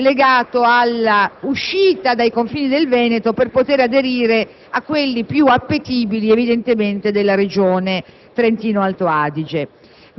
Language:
Italian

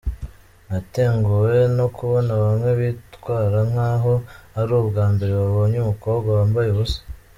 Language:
Kinyarwanda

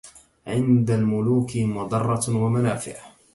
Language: Arabic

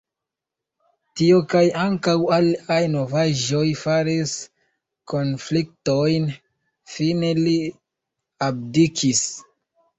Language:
Esperanto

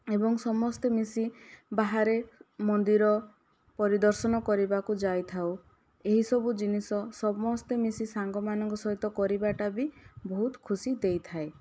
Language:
Odia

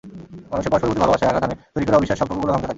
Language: Bangla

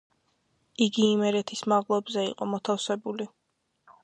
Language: Georgian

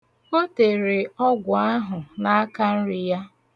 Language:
Igbo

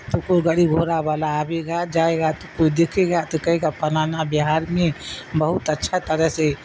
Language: Urdu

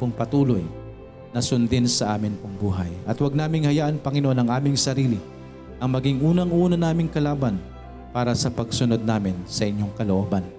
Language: Filipino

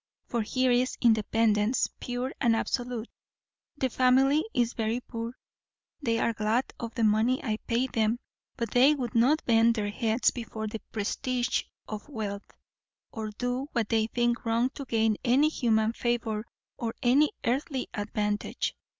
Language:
English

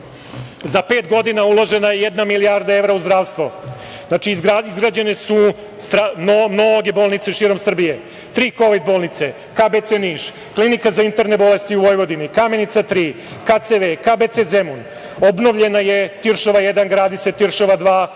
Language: Serbian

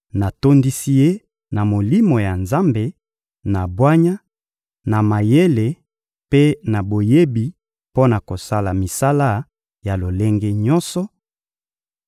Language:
Lingala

